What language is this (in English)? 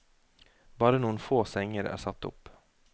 Norwegian